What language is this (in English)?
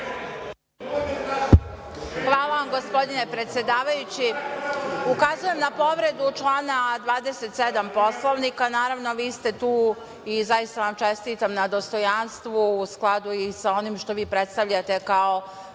Serbian